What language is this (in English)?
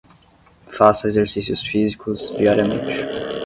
Portuguese